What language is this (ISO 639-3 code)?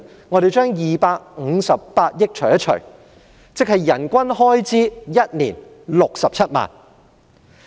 yue